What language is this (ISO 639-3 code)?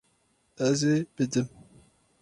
kur